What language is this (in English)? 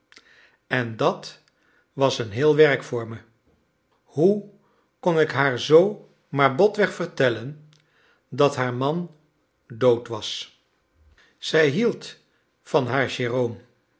Dutch